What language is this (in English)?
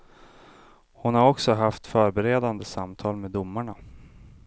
Swedish